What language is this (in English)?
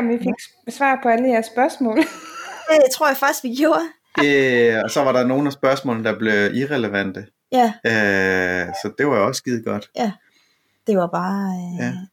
Danish